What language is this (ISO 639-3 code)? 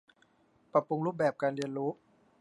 tha